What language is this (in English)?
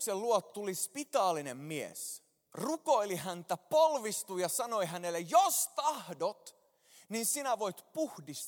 Finnish